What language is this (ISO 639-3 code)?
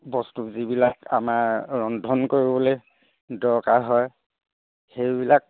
asm